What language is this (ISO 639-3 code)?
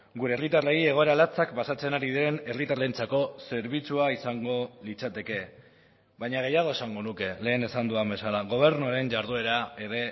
eus